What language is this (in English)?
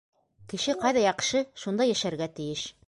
Bashkir